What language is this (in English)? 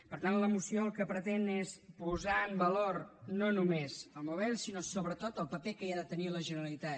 Catalan